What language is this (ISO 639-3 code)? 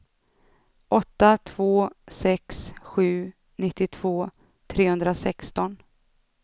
swe